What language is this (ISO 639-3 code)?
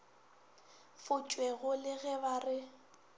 nso